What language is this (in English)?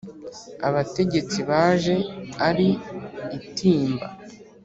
Kinyarwanda